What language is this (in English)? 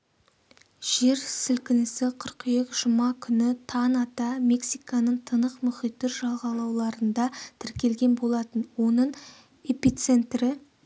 Kazakh